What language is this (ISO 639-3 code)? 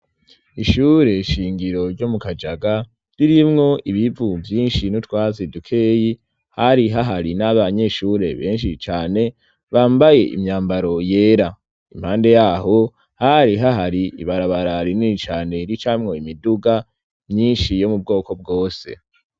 run